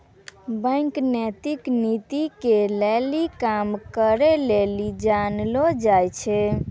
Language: Maithili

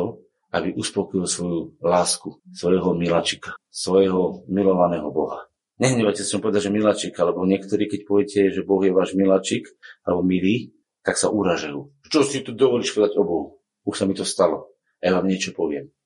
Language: Slovak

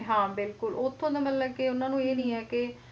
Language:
Punjabi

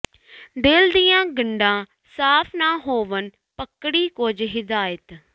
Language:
Punjabi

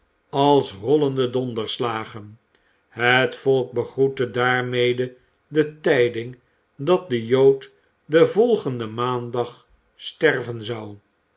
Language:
Dutch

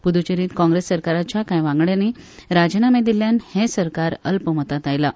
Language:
Konkani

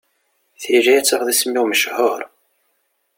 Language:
Kabyle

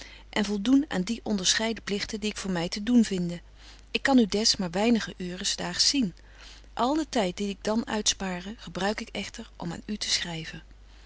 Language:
Dutch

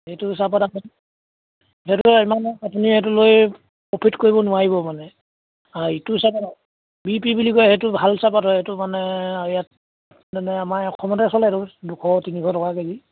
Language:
Assamese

